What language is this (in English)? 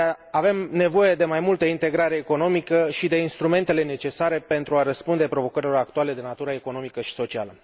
Romanian